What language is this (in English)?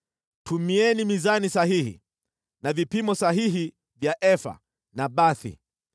Swahili